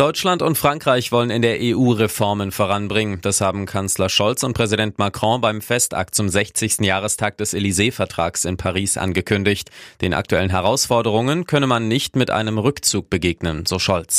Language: German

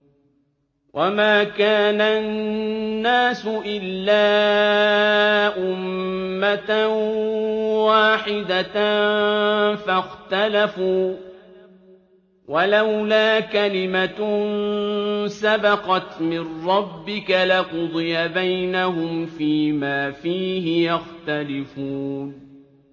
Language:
Arabic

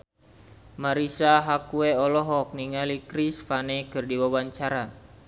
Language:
Sundanese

